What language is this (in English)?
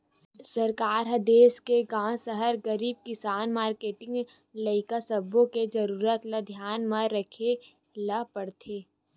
Chhattisgarhi